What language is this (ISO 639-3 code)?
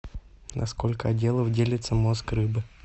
rus